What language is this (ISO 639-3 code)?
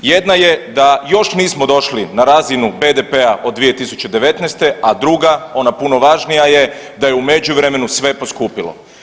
hrv